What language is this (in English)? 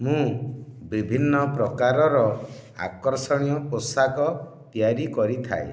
Odia